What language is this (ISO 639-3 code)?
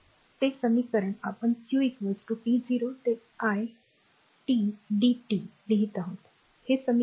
mar